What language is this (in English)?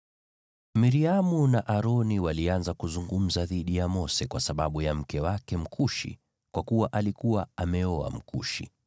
Swahili